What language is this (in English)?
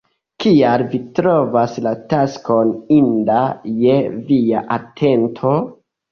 Esperanto